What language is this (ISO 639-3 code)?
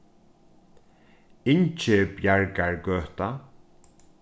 fao